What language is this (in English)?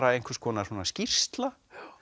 Icelandic